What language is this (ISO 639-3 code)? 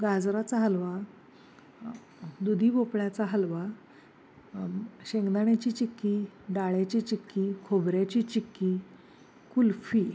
mar